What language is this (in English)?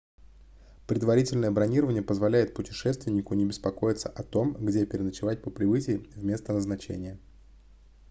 Russian